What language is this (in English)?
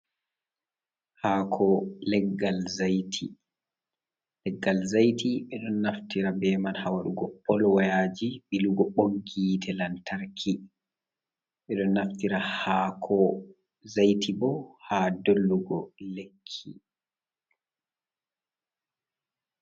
Fula